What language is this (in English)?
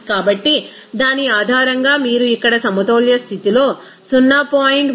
Telugu